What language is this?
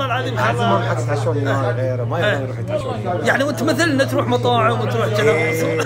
Arabic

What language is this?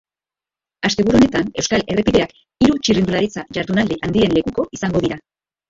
Basque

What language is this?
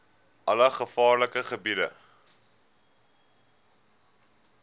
Afrikaans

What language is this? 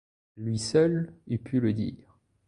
French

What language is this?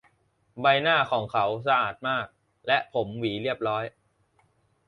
Thai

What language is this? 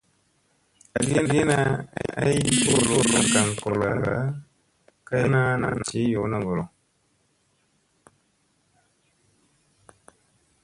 Musey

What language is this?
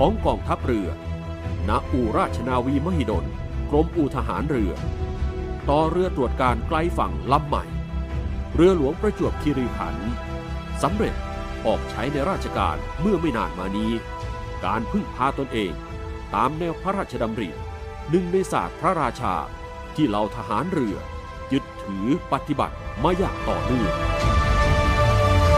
Thai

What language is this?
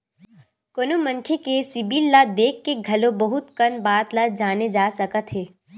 Chhattisgarhi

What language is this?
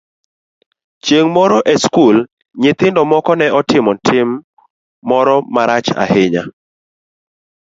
Luo (Kenya and Tanzania)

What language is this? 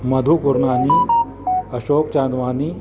Sindhi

